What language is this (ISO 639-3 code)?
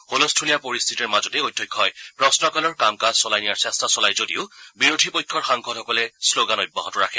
asm